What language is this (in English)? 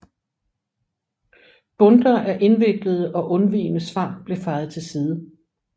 Danish